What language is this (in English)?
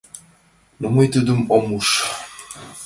Mari